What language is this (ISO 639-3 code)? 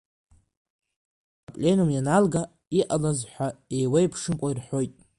abk